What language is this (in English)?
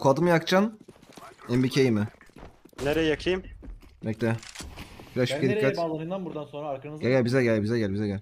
Turkish